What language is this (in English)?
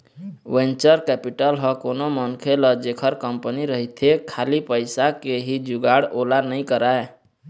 Chhattisgarhi